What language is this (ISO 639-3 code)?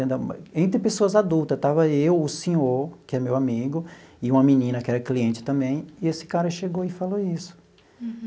por